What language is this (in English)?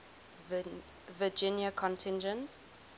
English